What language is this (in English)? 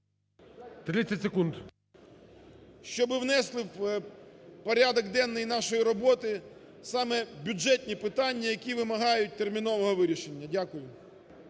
Ukrainian